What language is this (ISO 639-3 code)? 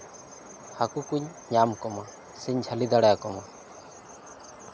sat